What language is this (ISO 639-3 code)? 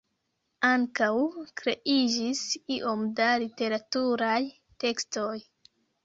epo